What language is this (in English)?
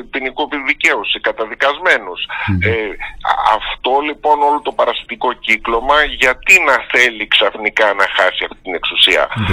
Greek